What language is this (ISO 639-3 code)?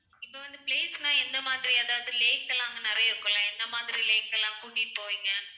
tam